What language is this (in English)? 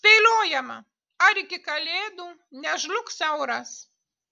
Lithuanian